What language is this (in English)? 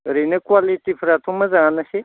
Bodo